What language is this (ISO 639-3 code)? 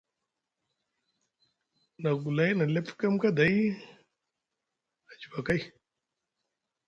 mug